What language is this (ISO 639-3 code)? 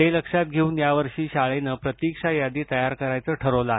mar